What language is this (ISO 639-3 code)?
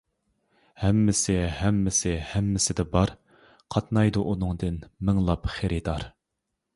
uig